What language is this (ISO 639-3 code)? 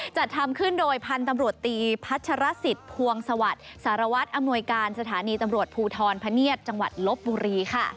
tha